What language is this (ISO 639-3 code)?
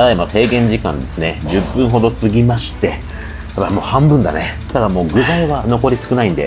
jpn